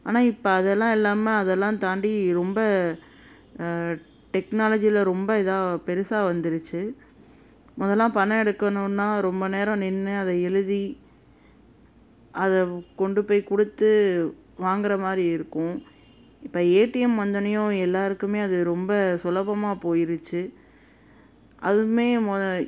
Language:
Tamil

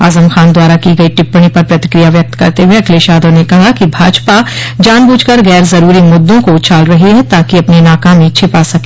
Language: Hindi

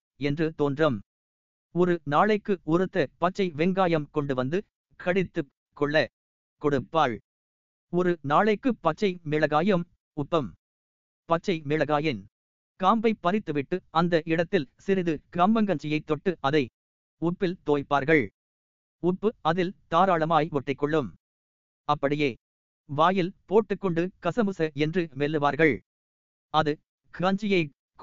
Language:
Tamil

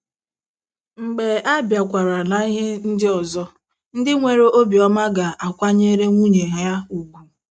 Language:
Igbo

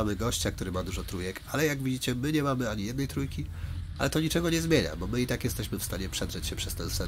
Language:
Polish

